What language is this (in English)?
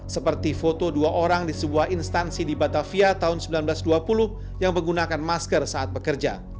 Indonesian